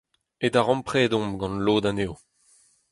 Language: Breton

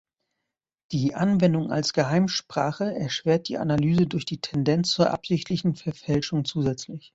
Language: German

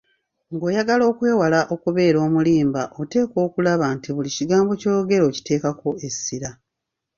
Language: Ganda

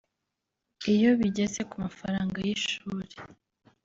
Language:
Kinyarwanda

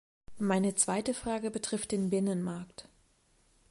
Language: German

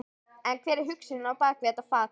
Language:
Icelandic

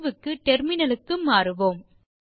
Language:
Tamil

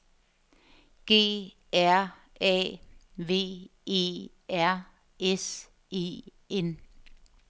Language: Danish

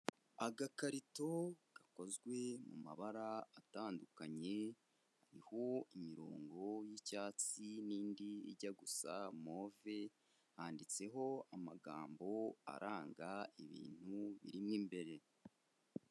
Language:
Kinyarwanda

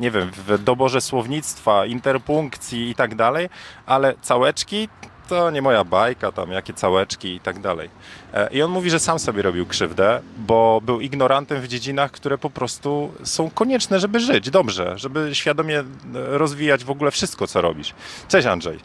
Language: Polish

